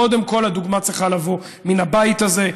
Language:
Hebrew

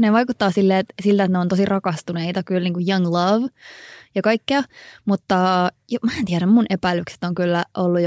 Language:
Finnish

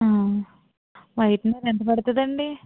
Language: Telugu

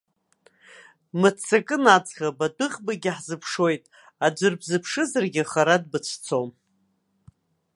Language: Abkhazian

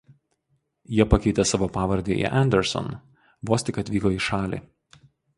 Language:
Lithuanian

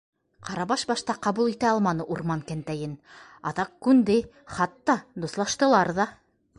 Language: Bashkir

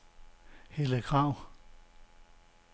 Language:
Danish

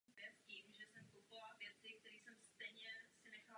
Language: Czech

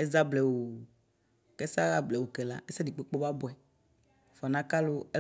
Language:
Ikposo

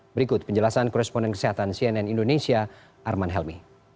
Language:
Indonesian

